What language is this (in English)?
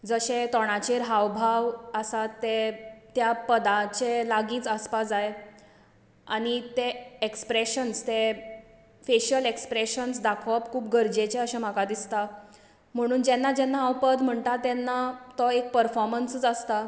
Konkani